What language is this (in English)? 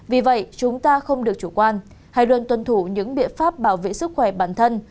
Vietnamese